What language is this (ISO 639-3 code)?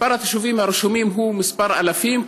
heb